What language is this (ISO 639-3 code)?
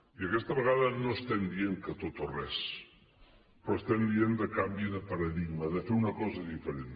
cat